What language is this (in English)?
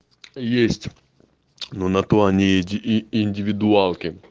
Russian